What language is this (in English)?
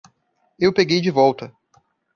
Portuguese